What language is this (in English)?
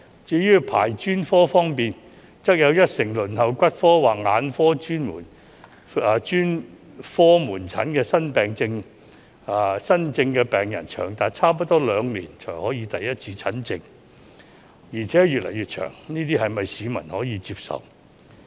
Cantonese